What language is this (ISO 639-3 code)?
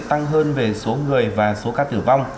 vie